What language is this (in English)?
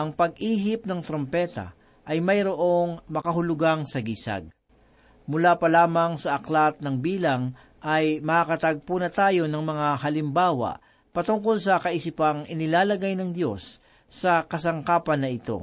Filipino